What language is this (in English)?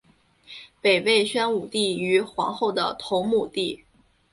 Chinese